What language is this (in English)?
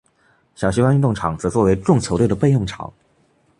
Chinese